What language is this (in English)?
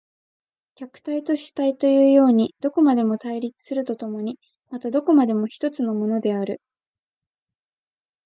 Japanese